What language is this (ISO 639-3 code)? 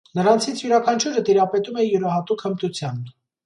hye